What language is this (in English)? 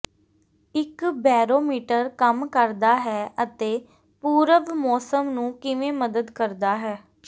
Punjabi